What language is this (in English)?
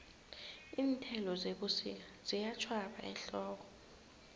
South Ndebele